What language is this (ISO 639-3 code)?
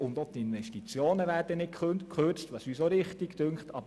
gsw